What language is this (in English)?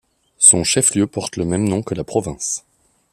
French